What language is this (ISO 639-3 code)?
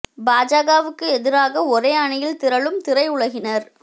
tam